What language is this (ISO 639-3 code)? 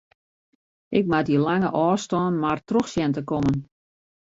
fry